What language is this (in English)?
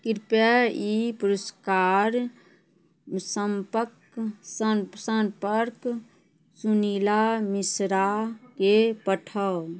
Maithili